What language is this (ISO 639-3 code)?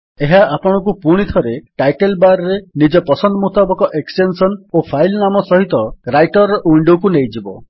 ori